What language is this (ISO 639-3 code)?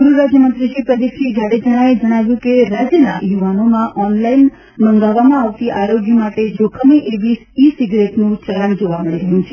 guj